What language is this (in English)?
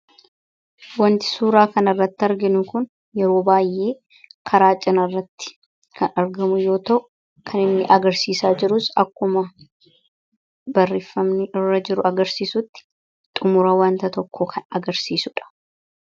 Oromo